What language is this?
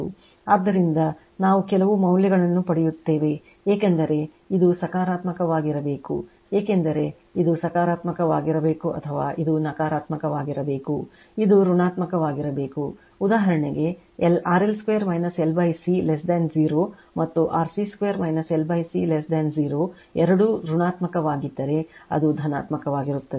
Kannada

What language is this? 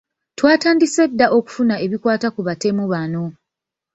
Ganda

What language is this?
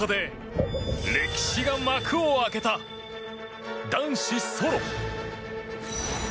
Japanese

